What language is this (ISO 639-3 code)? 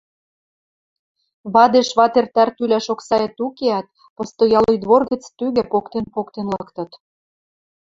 mrj